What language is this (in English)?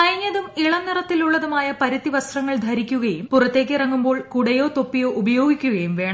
Malayalam